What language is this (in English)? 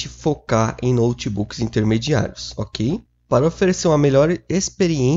Portuguese